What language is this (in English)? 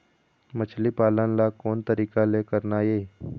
Chhattisgarhi